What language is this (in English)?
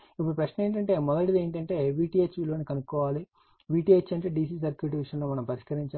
Telugu